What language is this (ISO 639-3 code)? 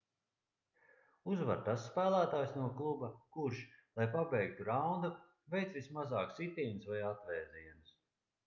lav